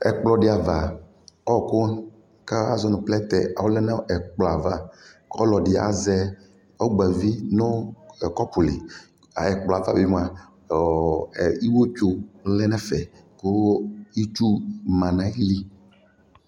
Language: Ikposo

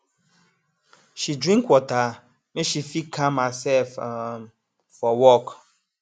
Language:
Nigerian Pidgin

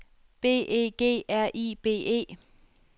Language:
Danish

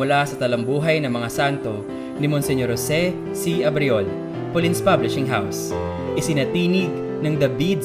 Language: Filipino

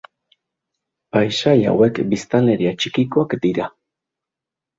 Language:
Basque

